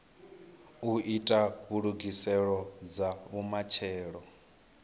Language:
Venda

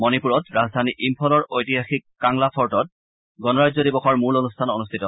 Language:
Assamese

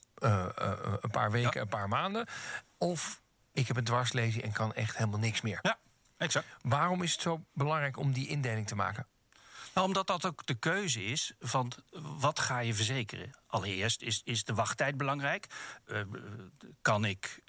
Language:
Dutch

